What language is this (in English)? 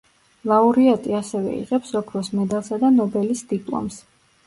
Georgian